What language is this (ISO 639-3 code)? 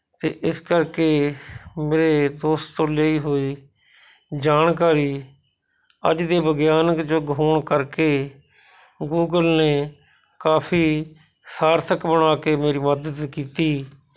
pan